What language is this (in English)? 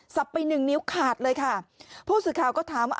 Thai